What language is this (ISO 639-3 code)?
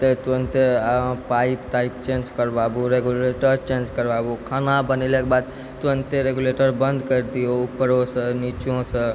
mai